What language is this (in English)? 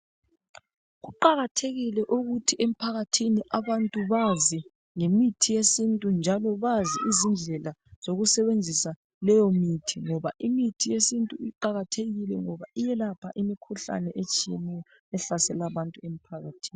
North Ndebele